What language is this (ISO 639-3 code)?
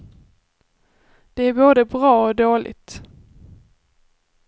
swe